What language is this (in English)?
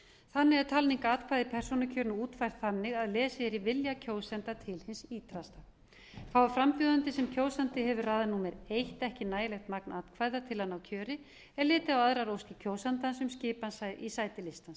Icelandic